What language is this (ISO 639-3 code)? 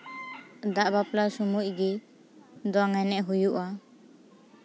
sat